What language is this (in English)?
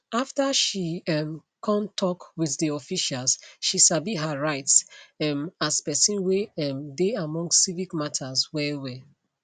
Nigerian Pidgin